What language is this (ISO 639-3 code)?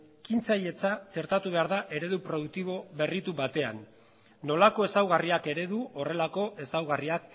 eus